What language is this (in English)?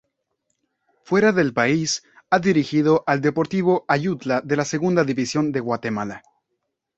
Spanish